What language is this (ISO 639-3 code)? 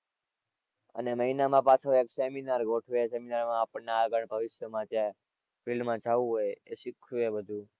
guj